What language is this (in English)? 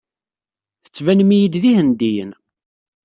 Kabyle